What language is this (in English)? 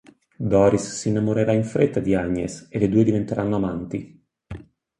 Italian